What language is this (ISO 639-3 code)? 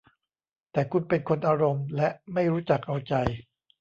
tha